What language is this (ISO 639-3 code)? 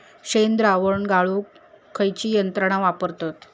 mar